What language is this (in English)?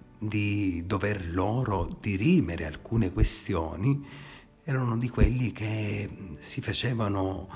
Italian